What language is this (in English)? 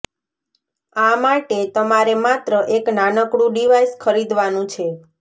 Gujarati